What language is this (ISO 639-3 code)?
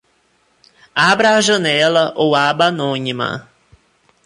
por